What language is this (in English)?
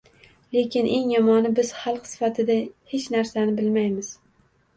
Uzbek